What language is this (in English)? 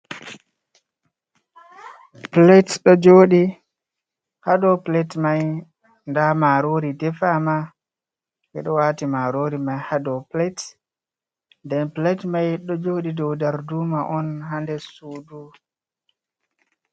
Fula